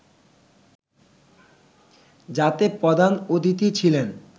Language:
Bangla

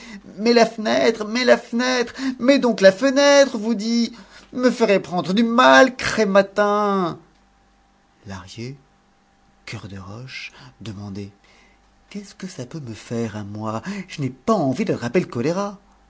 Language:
French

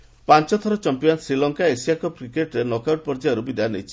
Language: Odia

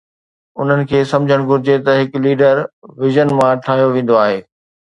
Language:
Sindhi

